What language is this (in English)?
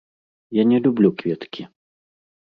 Belarusian